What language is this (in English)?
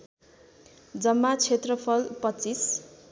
Nepali